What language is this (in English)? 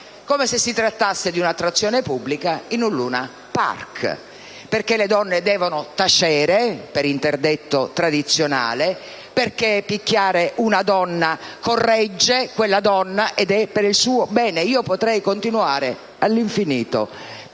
Italian